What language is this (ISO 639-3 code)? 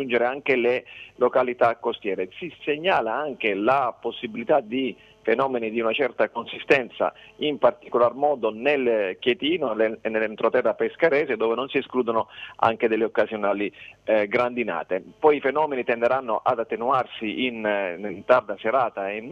ita